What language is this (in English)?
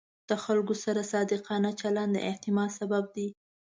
Pashto